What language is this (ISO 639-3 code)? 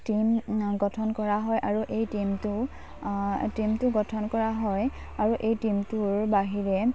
asm